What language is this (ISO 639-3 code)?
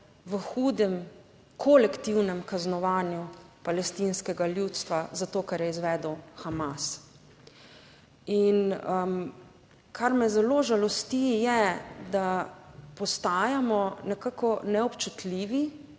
slv